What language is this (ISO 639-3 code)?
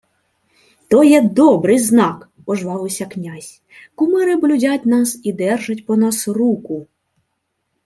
ukr